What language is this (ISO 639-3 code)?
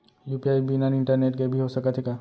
hne